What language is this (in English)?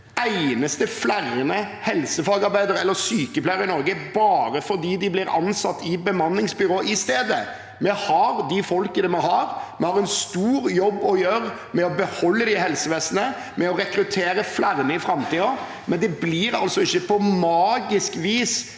Norwegian